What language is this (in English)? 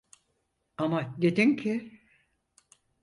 Turkish